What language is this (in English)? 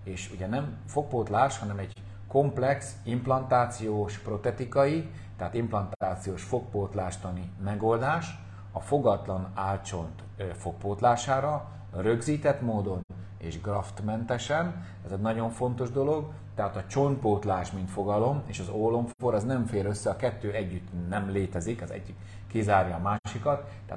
Hungarian